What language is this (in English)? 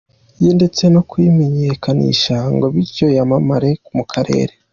Kinyarwanda